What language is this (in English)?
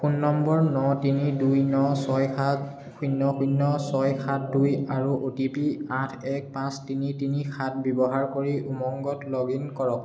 Assamese